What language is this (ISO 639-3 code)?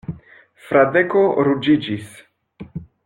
epo